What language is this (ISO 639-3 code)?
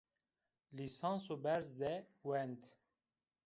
zza